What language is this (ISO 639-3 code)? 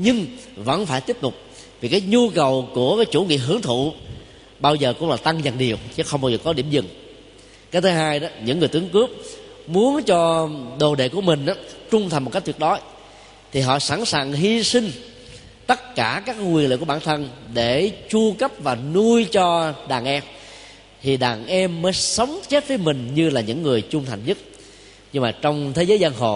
vie